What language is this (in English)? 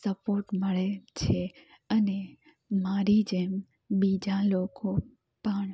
Gujarati